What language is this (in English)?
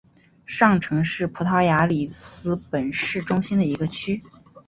Chinese